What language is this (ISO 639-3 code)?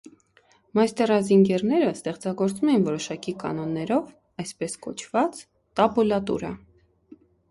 hye